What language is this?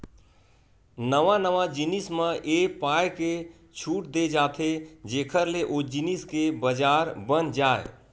Chhattisgarhi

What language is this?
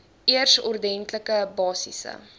Afrikaans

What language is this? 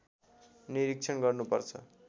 Nepali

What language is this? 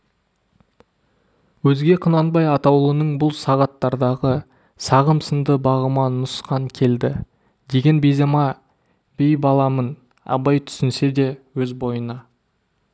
Kazakh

